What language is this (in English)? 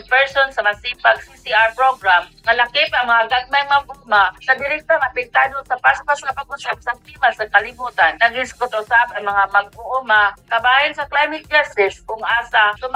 Filipino